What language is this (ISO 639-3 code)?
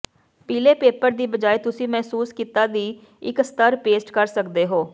pan